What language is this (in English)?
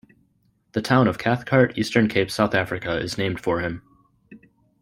English